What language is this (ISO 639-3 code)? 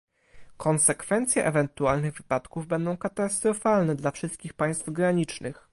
pol